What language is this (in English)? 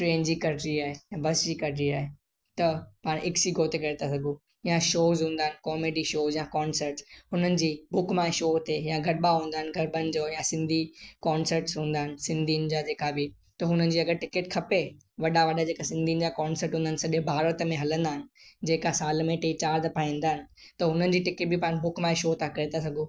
Sindhi